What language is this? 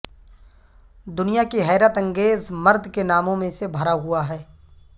Urdu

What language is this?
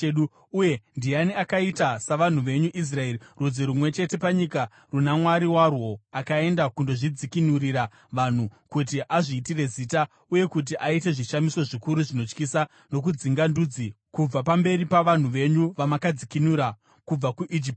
Shona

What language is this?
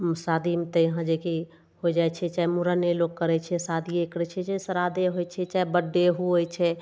Maithili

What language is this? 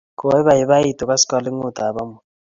Kalenjin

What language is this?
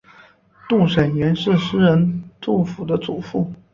Chinese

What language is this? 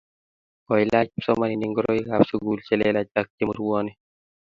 Kalenjin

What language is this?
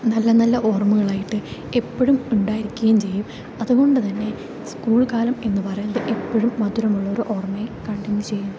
Malayalam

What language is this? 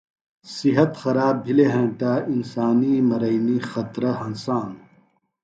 Phalura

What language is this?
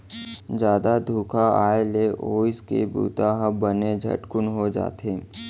Chhattisgarhi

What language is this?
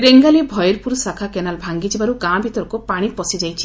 Odia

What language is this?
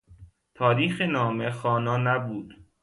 Persian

